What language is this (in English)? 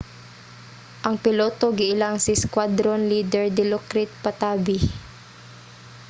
Cebuano